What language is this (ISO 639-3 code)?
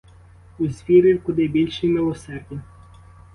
ukr